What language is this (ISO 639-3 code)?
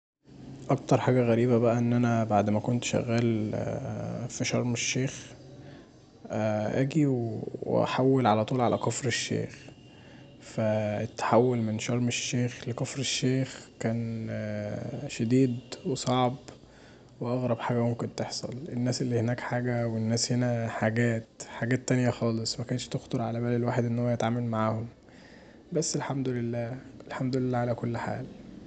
arz